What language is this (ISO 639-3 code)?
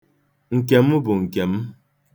ibo